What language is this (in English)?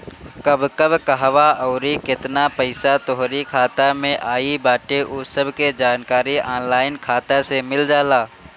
Bhojpuri